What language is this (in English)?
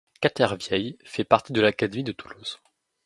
French